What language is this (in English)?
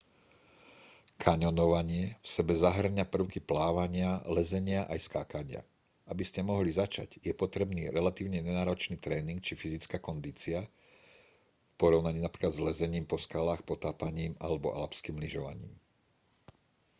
Slovak